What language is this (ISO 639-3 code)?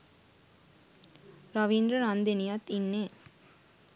sin